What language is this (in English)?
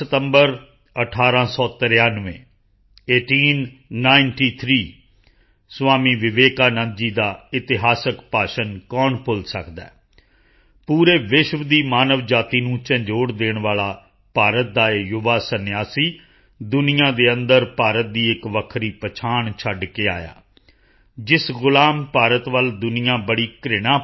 Punjabi